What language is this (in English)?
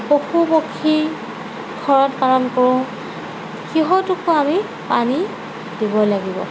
Assamese